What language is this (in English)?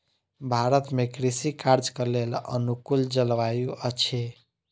Maithili